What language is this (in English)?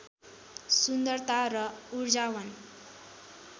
Nepali